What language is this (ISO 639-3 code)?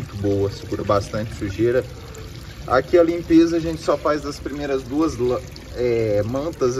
por